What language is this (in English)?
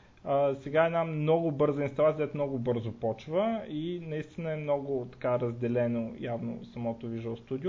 Bulgarian